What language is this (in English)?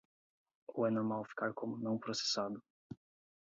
Portuguese